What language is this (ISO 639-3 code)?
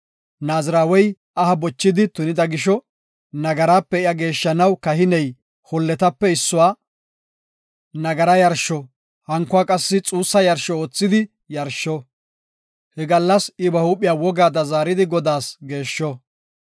gof